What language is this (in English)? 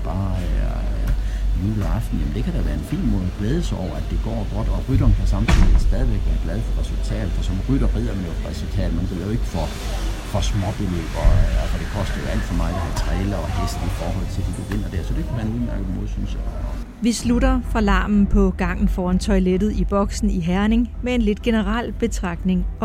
Danish